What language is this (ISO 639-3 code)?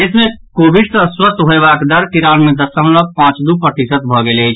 mai